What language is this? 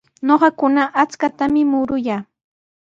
Sihuas Ancash Quechua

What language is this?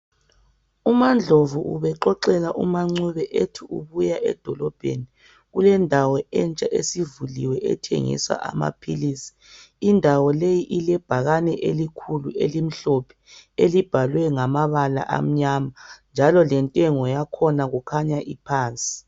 North Ndebele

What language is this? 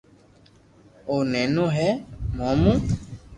Loarki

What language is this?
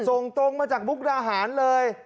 Thai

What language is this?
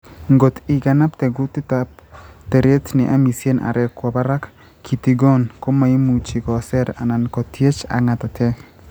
Kalenjin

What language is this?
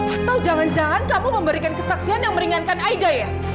Indonesian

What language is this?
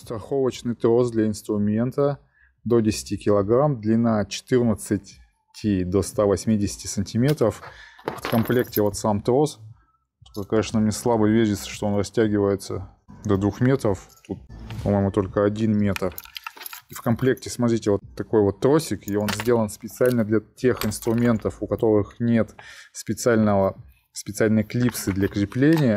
Russian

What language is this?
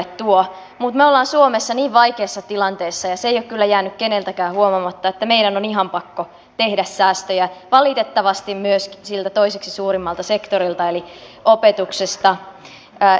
Finnish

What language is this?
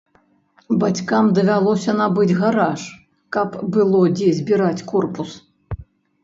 Belarusian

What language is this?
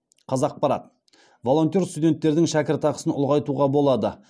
Kazakh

